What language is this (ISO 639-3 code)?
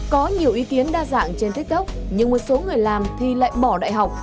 vie